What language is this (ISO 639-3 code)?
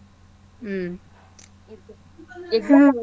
kan